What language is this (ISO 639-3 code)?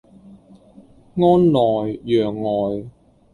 yue